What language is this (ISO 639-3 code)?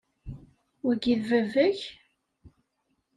kab